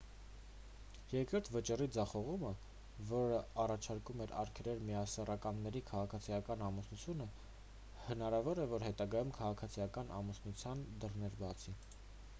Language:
Armenian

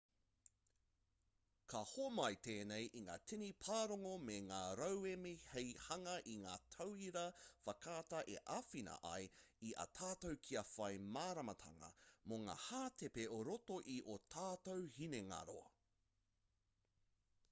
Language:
Māori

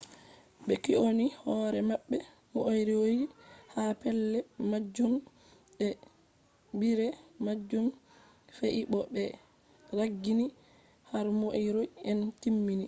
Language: Fula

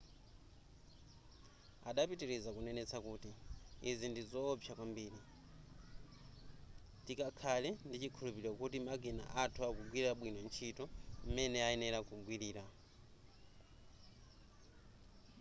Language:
Nyanja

